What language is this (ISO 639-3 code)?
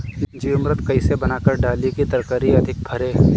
bho